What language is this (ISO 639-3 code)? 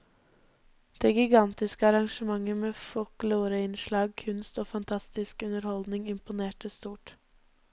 nor